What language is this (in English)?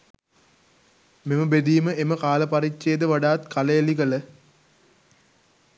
Sinhala